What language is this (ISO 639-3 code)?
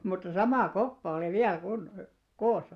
fin